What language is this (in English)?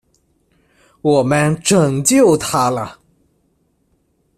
Chinese